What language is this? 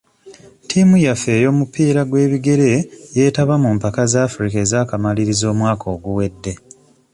Ganda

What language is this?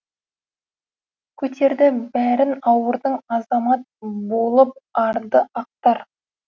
Kazakh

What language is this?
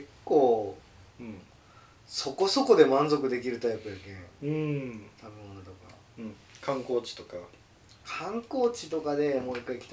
Japanese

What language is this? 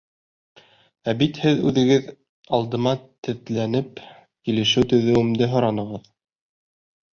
Bashkir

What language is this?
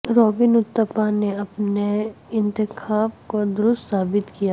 Urdu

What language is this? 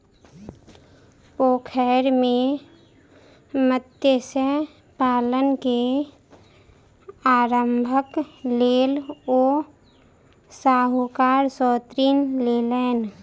Maithili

